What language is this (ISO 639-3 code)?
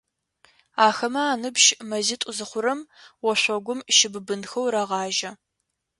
ady